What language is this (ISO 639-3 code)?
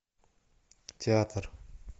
rus